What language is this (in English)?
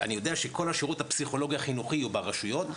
Hebrew